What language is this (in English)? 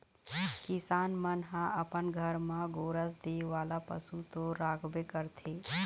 Chhattisgarhi